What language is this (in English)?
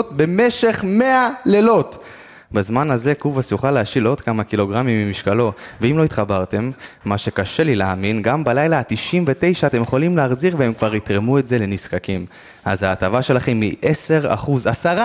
Hebrew